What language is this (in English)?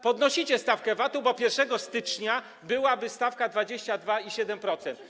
Polish